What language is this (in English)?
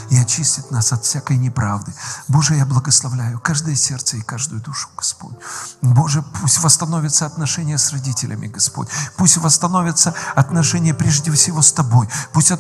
Russian